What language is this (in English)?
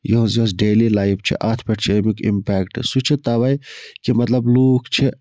Kashmiri